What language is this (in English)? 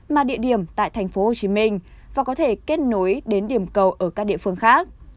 Vietnamese